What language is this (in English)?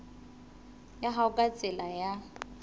Southern Sotho